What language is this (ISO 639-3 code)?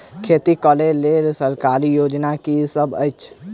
mai